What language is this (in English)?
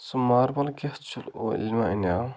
Kashmiri